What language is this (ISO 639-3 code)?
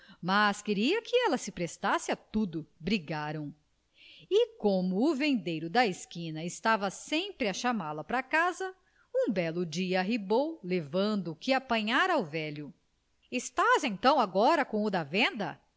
por